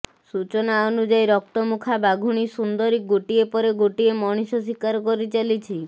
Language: Odia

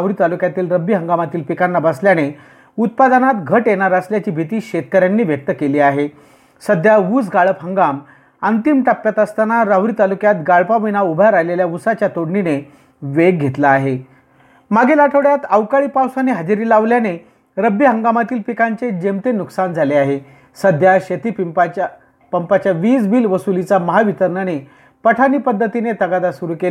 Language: Marathi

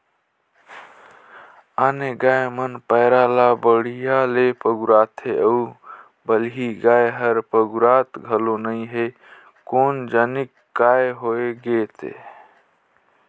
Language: Chhattisgarhi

